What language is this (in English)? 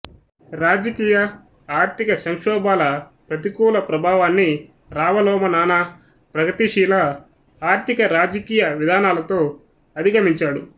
Telugu